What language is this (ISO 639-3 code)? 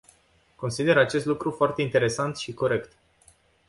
ron